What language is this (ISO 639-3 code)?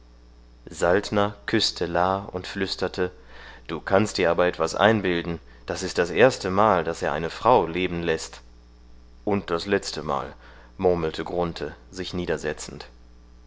deu